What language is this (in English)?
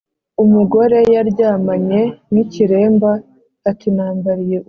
Kinyarwanda